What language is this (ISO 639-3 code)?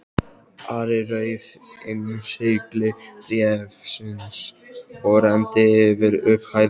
isl